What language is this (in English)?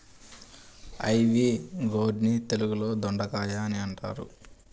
Telugu